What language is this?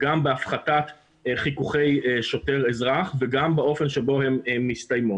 Hebrew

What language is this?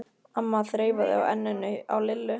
Icelandic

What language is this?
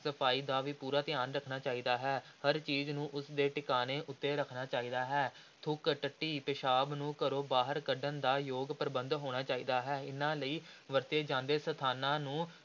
Punjabi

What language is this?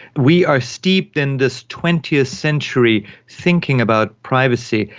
English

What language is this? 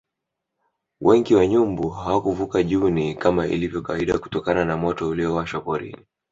Swahili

